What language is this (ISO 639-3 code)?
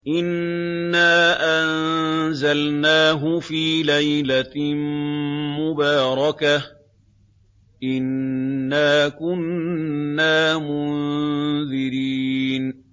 ara